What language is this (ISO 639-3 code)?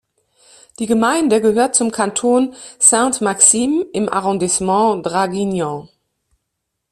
deu